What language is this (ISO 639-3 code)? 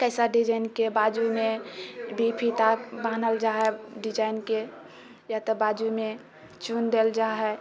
mai